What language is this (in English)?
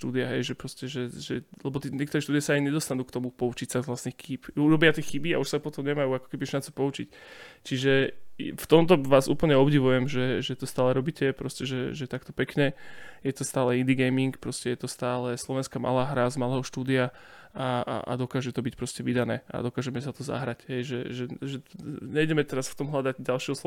Slovak